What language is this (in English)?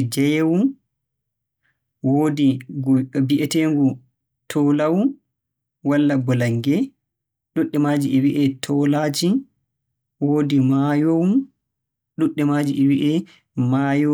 Borgu Fulfulde